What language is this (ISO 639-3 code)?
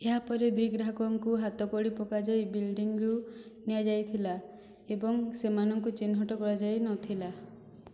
ori